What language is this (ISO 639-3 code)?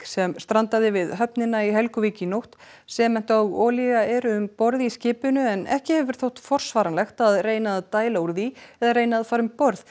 isl